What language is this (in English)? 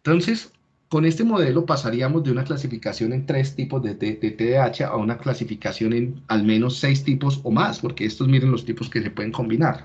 Spanish